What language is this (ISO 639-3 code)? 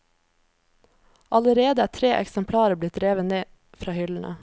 nor